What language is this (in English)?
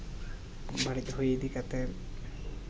Santali